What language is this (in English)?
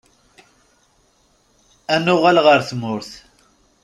Kabyle